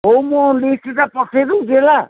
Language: Odia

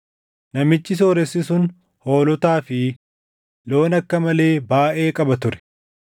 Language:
Oromo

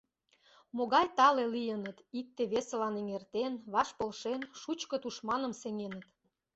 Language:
Mari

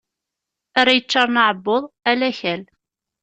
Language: Kabyle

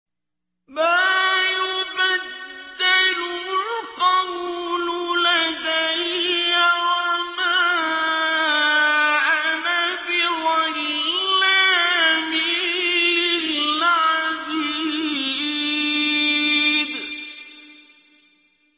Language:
Arabic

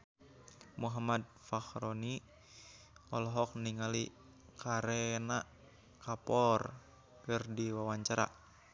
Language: Sundanese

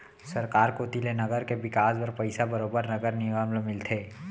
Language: Chhattisgarhi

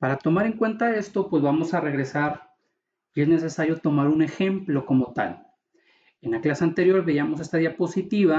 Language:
Spanish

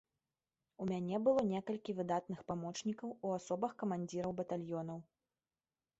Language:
Belarusian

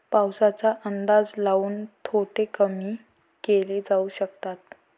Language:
Marathi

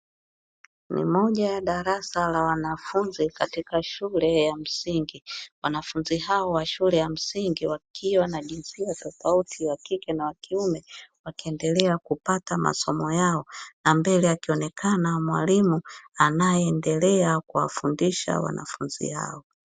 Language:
Swahili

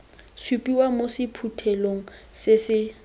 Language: Tswana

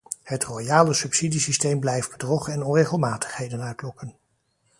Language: Dutch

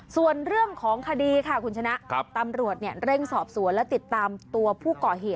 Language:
Thai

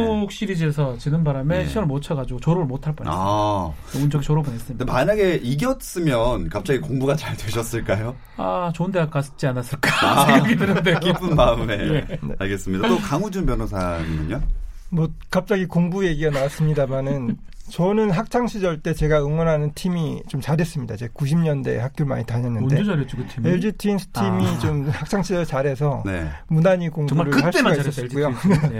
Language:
Korean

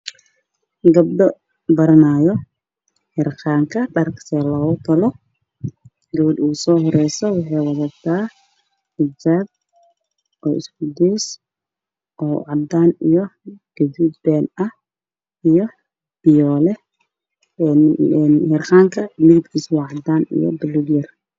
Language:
Somali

